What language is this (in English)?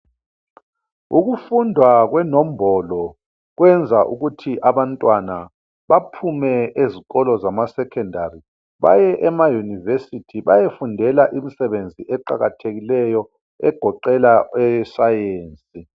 North Ndebele